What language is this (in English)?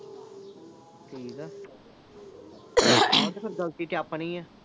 Punjabi